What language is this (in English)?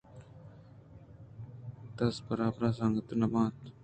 Eastern Balochi